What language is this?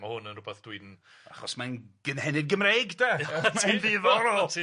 Welsh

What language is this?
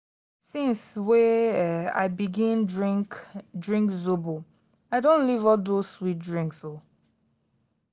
Nigerian Pidgin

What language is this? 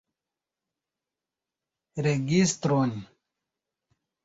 Esperanto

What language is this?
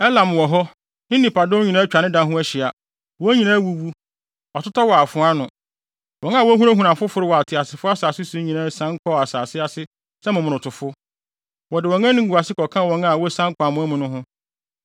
Akan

